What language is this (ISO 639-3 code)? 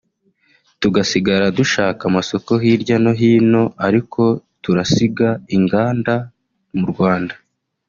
kin